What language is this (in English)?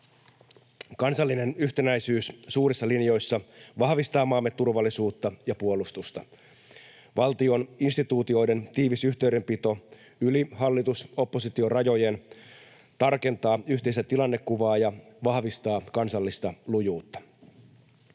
Finnish